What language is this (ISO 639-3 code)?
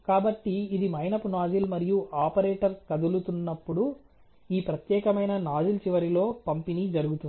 tel